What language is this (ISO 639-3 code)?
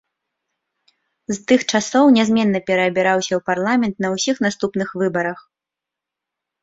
bel